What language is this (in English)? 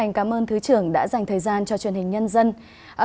Vietnamese